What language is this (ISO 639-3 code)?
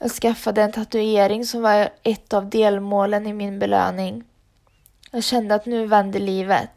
swe